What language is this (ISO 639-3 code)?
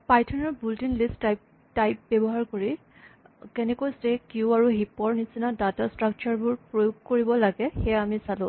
asm